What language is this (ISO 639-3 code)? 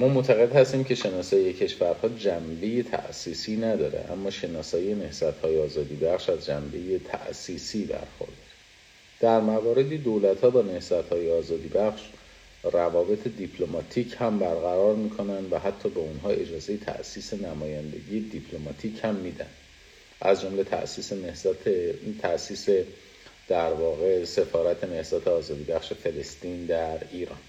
fas